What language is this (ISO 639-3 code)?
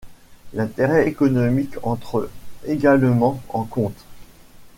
fra